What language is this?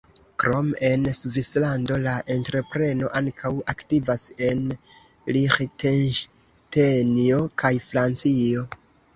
Esperanto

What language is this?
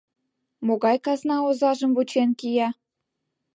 Mari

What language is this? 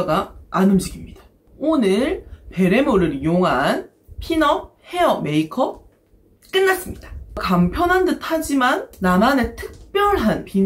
Korean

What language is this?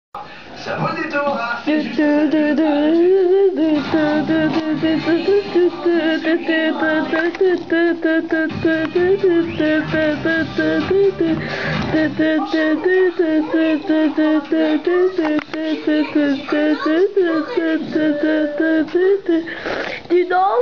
Bulgarian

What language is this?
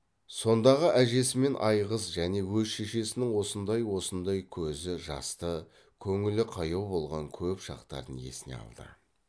Kazakh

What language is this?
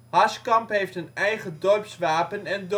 Dutch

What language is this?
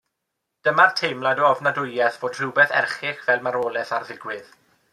Welsh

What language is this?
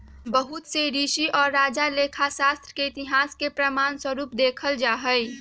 Magahi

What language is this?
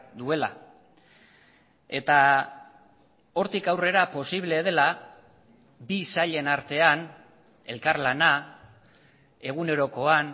Basque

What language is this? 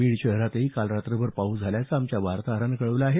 Marathi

